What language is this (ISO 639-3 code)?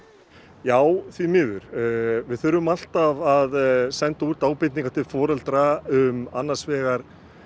isl